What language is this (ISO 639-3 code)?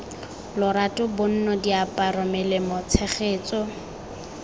tsn